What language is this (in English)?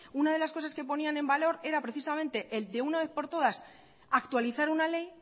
Spanish